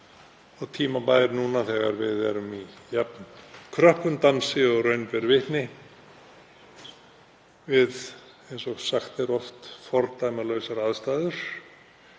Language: Icelandic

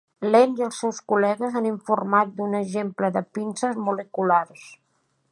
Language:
Catalan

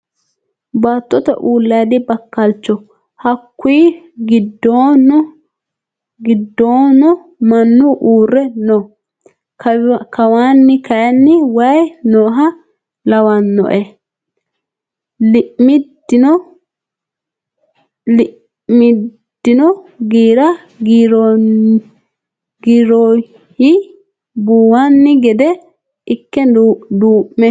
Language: Sidamo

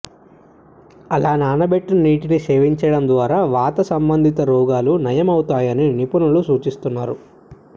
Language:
Telugu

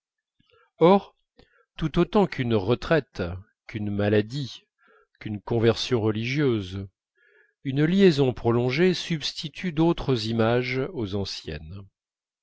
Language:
French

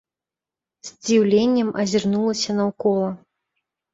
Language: Belarusian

